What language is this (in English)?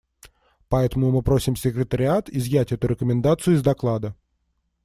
Russian